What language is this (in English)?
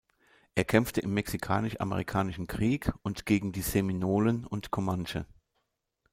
German